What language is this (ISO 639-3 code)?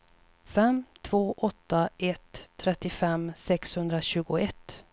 swe